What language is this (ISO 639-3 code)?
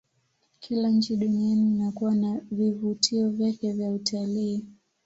swa